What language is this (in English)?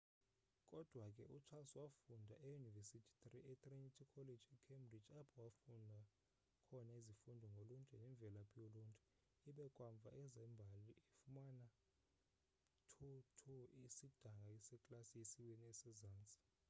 Xhosa